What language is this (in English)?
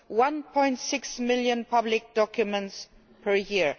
English